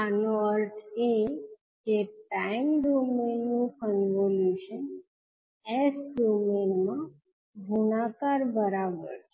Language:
Gujarati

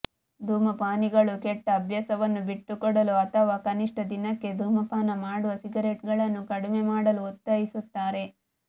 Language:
Kannada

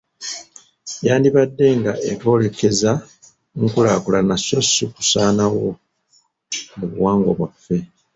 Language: Ganda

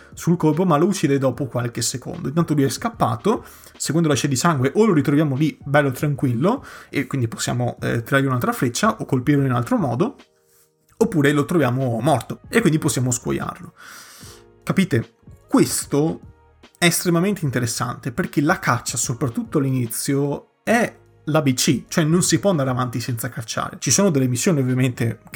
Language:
Italian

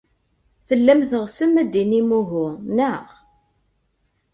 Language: Kabyle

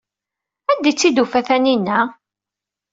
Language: Kabyle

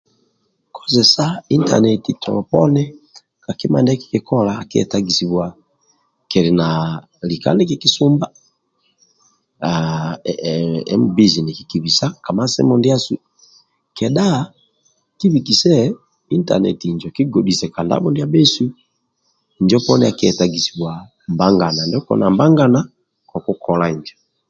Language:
Amba (Uganda)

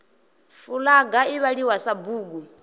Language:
Venda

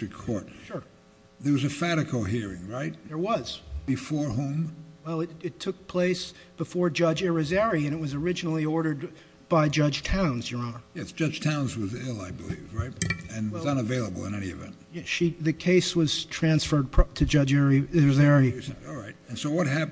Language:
English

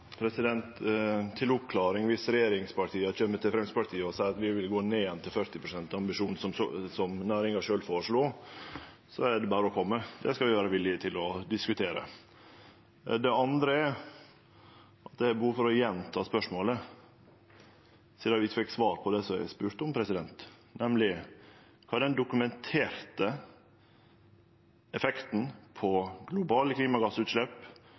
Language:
Norwegian Nynorsk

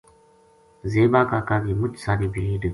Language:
Gujari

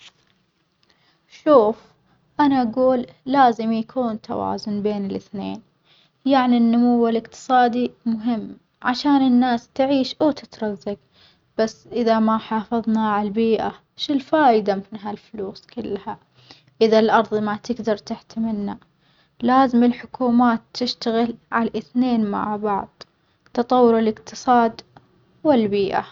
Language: Omani Arabic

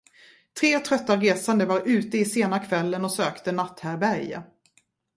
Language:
Swedish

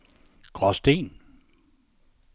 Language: Danish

